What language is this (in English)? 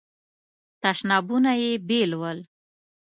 Pashto